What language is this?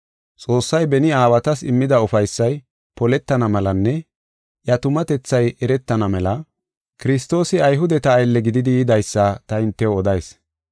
Gofa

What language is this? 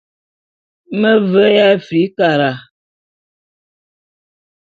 Bulu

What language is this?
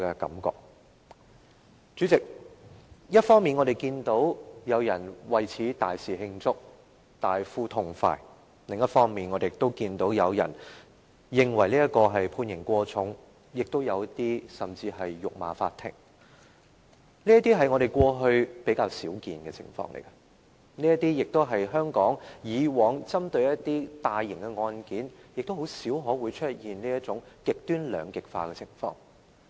Cantonese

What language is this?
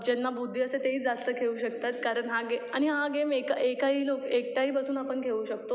Marathi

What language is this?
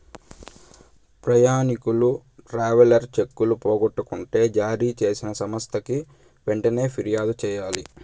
Telugu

